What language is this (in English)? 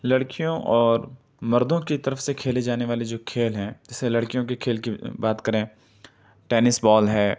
Urdu